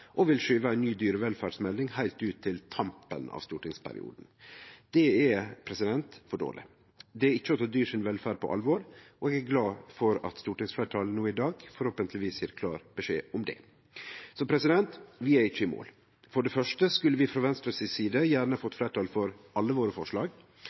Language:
Norwegian Nynorsk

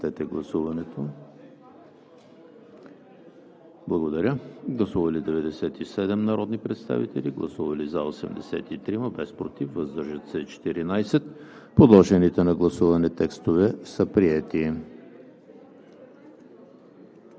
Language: Bulgarian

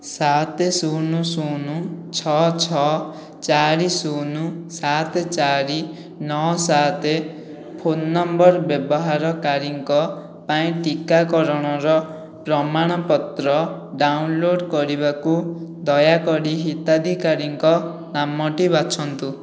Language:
Odia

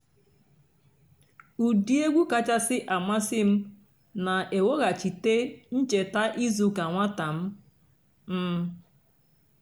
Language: Igbo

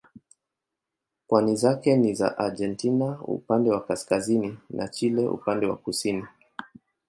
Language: Swahili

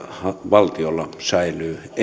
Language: Finnish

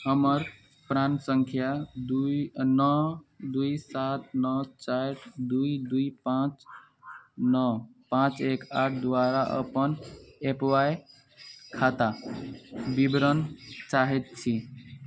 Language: Maithili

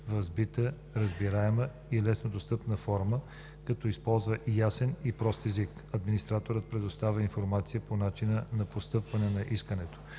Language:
Bulgarian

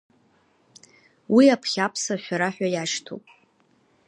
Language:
Abkhazian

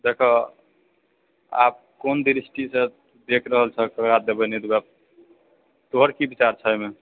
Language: Maithili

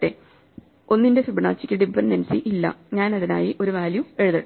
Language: Malayalam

